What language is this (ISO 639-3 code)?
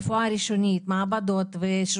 heb